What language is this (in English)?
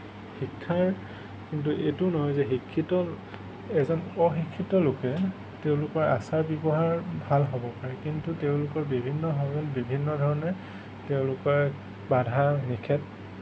Assamese